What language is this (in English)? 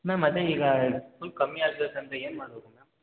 Kannada